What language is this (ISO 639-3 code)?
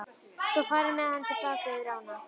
isl